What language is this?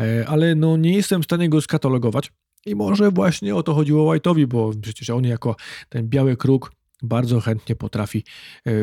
Polish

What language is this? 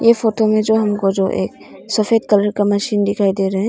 Hindi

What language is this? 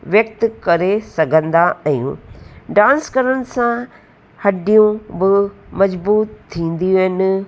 Sindhi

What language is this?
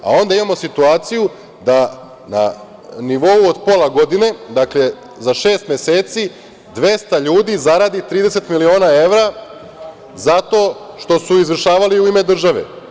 Serbian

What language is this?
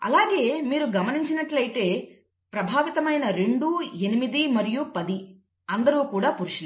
Telugu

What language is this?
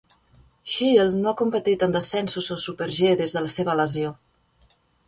Catalan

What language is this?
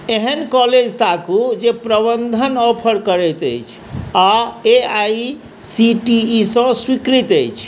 Maithili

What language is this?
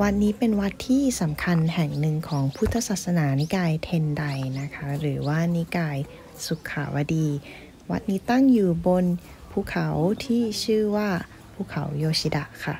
Thai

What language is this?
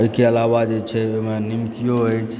Maithili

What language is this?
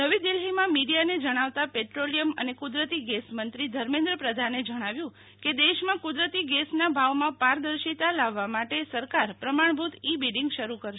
Gujarati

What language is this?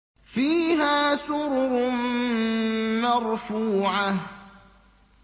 Arabic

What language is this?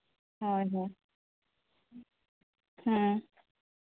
Santali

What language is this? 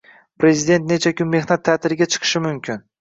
Uzbek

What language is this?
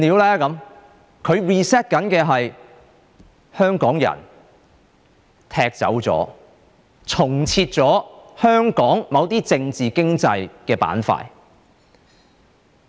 Cantonese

